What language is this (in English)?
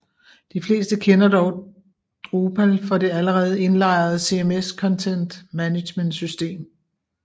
Danish